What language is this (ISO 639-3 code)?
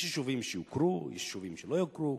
heb